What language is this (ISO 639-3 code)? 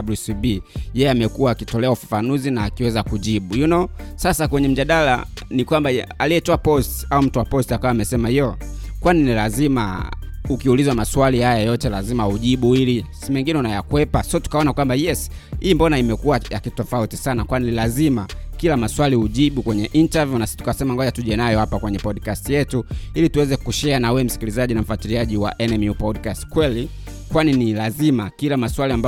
swa